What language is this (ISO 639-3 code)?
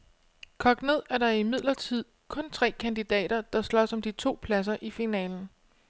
dan